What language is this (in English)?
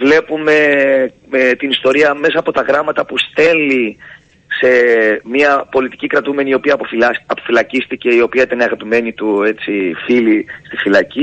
Greek